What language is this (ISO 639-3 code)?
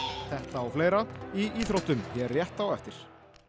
isl